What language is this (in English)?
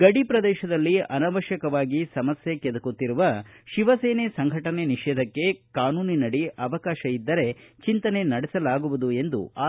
Kannada